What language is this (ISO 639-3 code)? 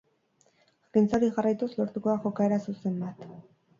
eus